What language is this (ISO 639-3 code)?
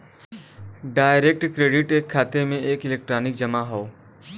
bho